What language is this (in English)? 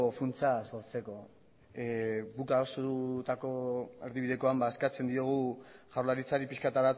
Basque